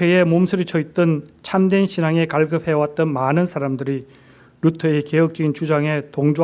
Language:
Korean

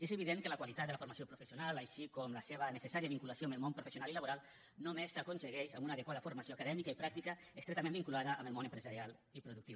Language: Catalan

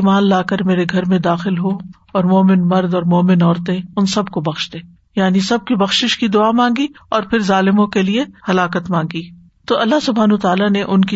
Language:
Urdu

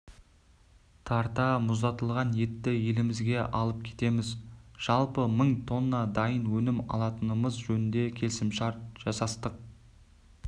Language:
Kazakh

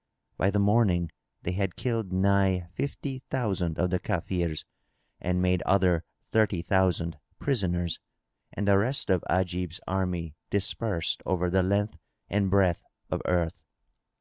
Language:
English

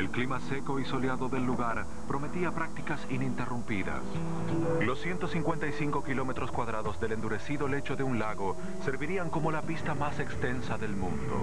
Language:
Spanish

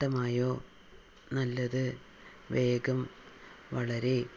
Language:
Malayalam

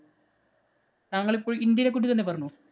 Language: Malayalam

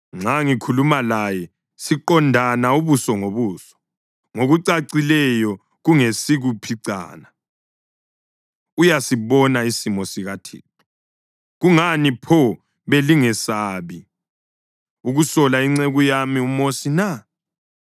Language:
North Ndebele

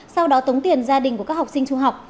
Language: Vietnamese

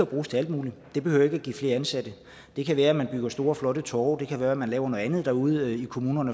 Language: Danish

